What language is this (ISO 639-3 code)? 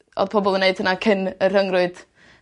cym